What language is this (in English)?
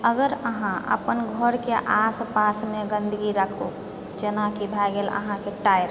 Maithili